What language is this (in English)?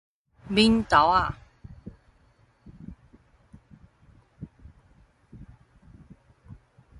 Min Nan Chinese